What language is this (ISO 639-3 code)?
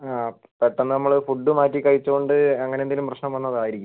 mal